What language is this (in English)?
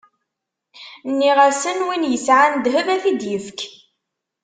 Kabyle